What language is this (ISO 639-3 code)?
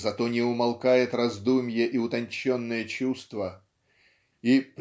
rus